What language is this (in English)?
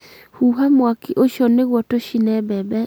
Kikuyu